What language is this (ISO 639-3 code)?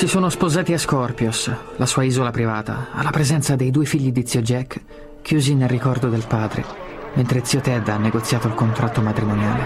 ita